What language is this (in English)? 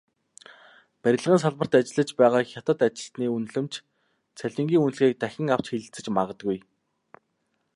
Mongolian